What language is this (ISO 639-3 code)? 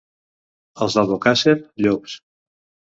cat